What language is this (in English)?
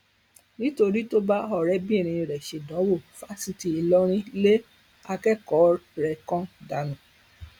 Yoruba